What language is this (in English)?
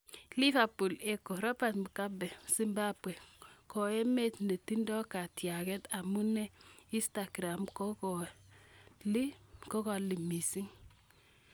Kalenjin